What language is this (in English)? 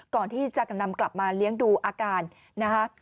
Thai